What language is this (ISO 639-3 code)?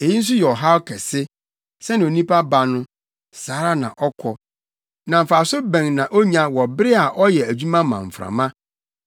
aka